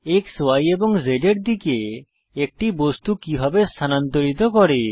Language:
Bangla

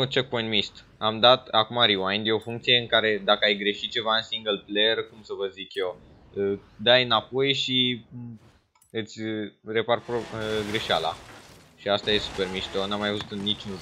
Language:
Romanian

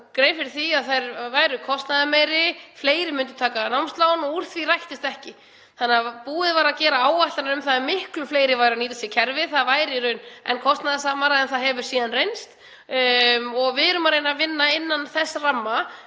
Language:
Icelandic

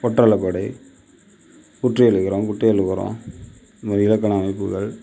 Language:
Tamil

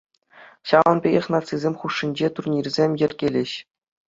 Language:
Chuvash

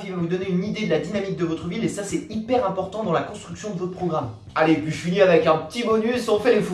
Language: French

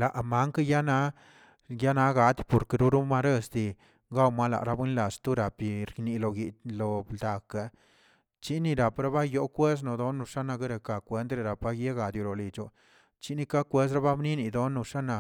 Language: Tilquiapan Zapotec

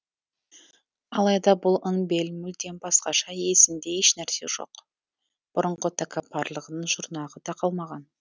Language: Kazakh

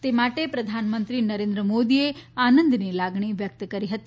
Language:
Gujarati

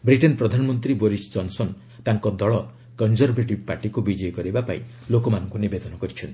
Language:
Odia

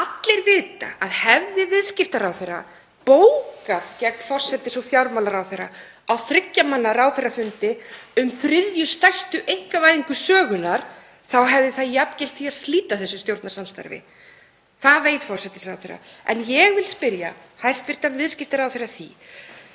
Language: Icelandic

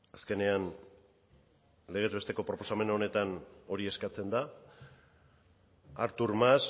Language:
Basque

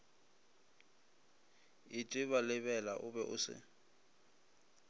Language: Northern Sotho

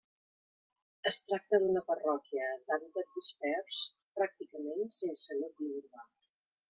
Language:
Catalan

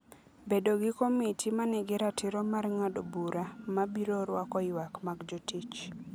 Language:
Luo (Kenya and Tanzania)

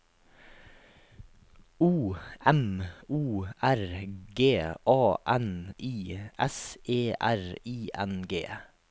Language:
Norwegian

